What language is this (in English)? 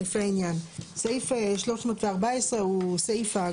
Hebrew